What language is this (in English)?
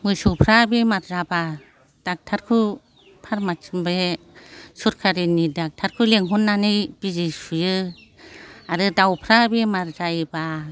Bodo